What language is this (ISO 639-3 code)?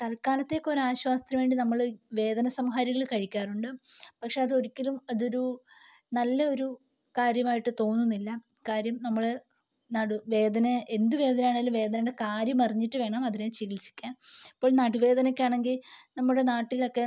mal